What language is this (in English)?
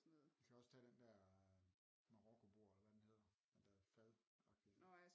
Danish